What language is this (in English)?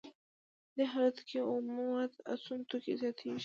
Pashto